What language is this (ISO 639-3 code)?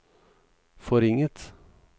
nor